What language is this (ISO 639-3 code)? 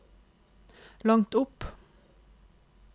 nor